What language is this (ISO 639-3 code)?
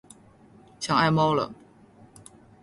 zho